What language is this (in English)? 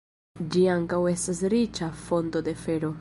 Esperanto